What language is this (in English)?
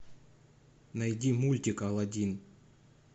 Russian